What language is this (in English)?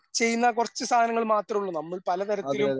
Malayalam